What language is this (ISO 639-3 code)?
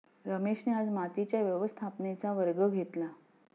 mar